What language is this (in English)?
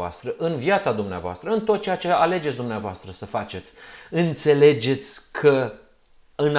Romanian